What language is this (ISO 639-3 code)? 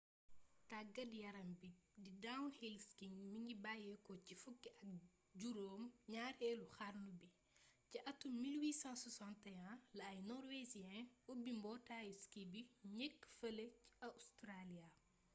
wol